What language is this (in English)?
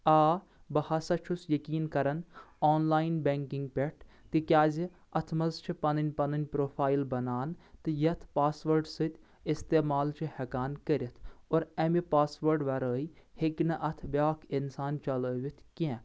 Kashmiri